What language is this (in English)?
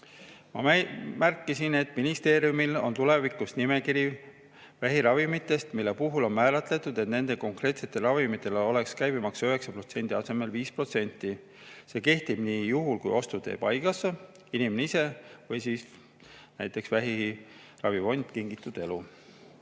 Estonian